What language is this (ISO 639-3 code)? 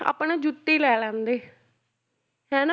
pan